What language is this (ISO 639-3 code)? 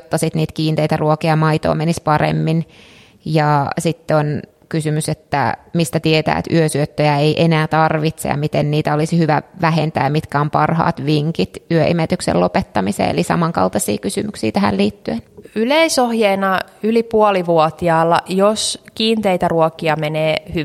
fin